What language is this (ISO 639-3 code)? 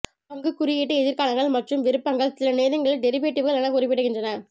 tam